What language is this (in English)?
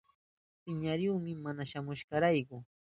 Southern Pastaza Quechua